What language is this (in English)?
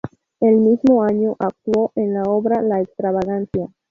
Spanish